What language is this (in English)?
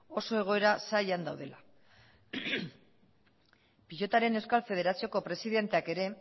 Basque